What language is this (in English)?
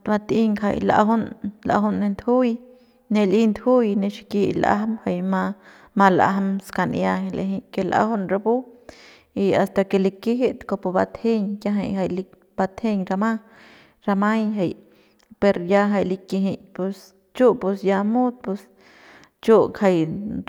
Central Pame